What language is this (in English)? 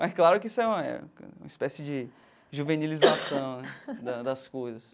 Portuguese